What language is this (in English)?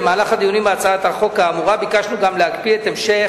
Hebrew